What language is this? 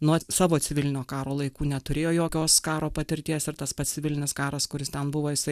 Lithuanian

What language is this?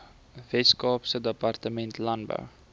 Afrikaans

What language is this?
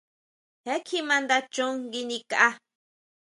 Huautla Mazatec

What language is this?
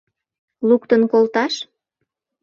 Mari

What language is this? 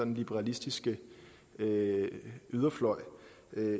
Danish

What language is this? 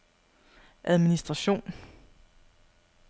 Danish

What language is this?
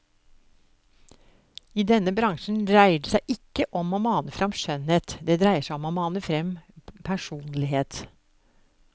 Norwegian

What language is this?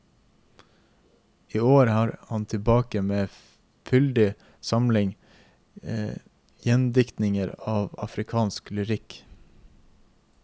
Norwegian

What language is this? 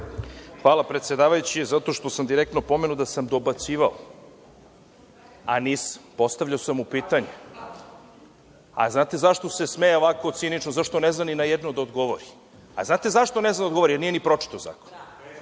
Serbian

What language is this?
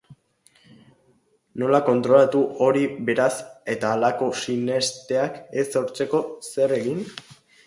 Basque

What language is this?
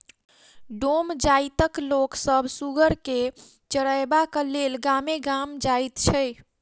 Maithili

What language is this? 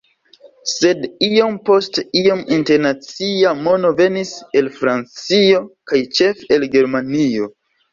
Esperanto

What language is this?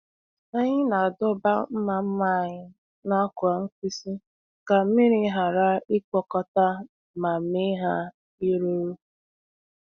Igbo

